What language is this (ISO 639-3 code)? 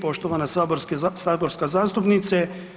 hrv